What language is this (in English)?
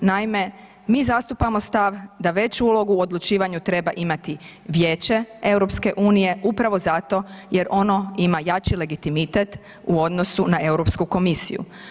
Croatian